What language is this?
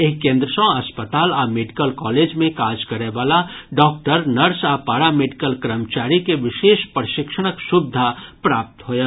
Maithili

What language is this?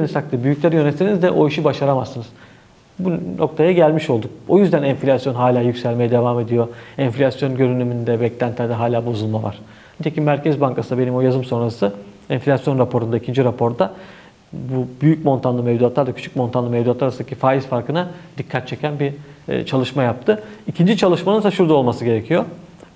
Turkish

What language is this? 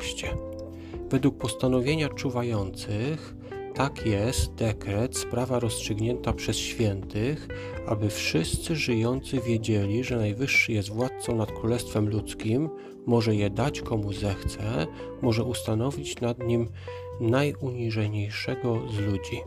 Polish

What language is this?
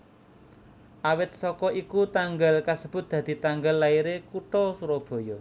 Javanese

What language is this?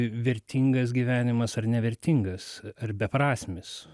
Lithuanian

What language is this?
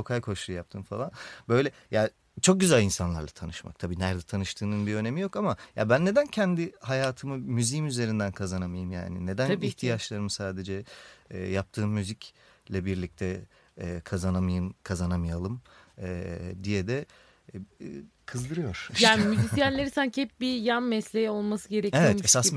Turkish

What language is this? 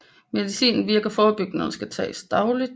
Danish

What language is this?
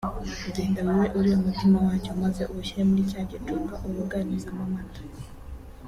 Kinyarwanda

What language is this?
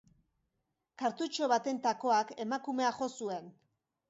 Basque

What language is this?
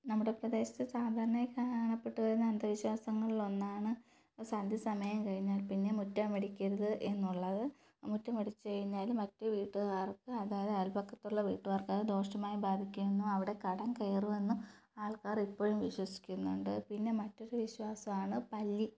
Malayalam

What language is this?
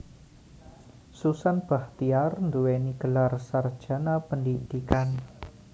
Javanese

